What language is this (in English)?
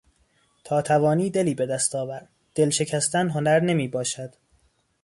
Persian